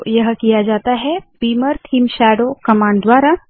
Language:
Hindi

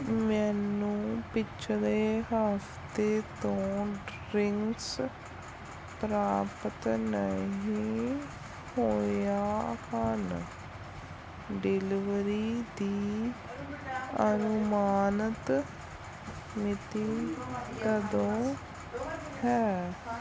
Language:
Punjabi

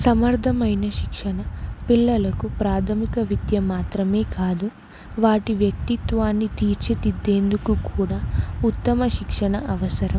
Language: Telugu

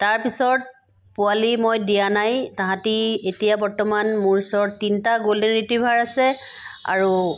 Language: Assamese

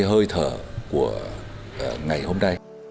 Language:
Vietnamese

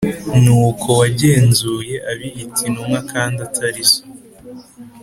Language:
Kinyarwanda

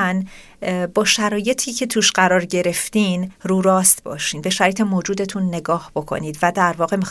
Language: Persian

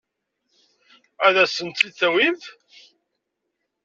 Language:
Kabyle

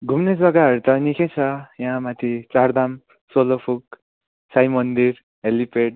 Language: Nepali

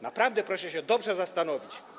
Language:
Polish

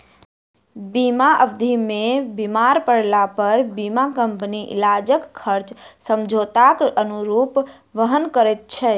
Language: Maithili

